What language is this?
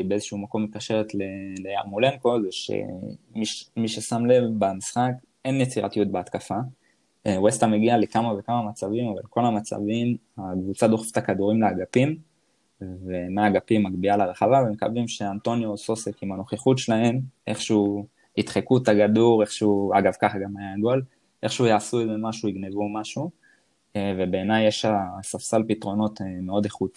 Hebrew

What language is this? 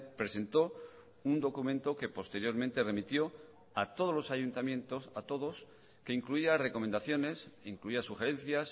Spanish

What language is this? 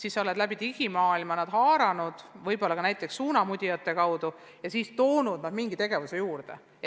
Estonian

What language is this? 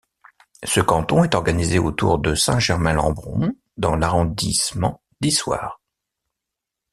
French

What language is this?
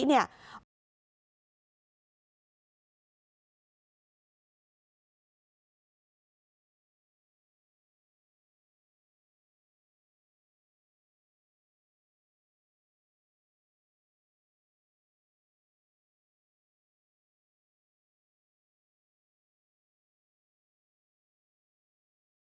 Thai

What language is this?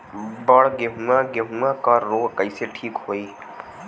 Bhojpuri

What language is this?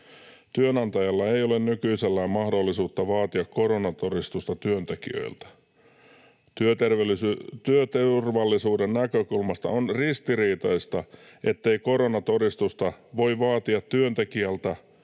Finnish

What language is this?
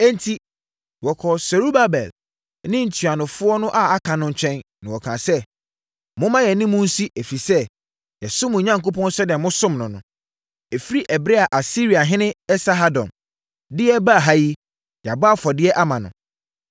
Akan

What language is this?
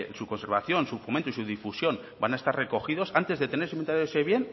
Spanish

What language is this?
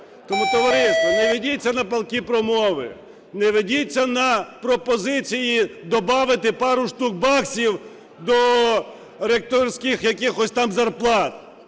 Ukrainian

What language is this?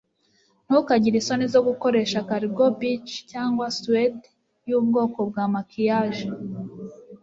Kinyarwanda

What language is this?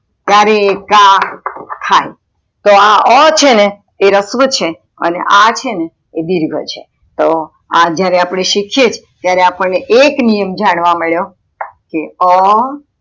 Gujarati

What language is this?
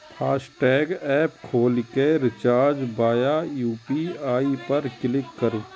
Maithili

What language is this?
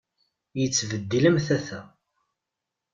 Kabyle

